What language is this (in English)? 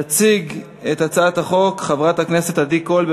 Hebrew